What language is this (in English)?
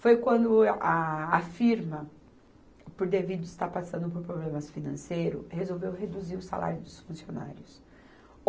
Portuguese